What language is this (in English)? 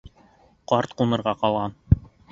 Bashkir